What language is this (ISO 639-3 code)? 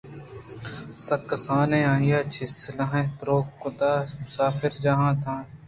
bgp